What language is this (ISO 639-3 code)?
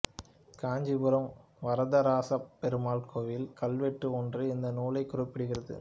tam